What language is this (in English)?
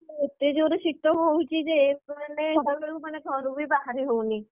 Odia